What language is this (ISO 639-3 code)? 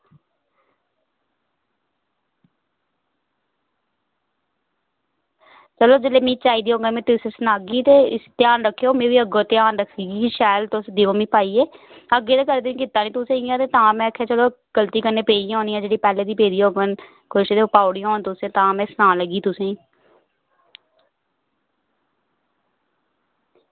doi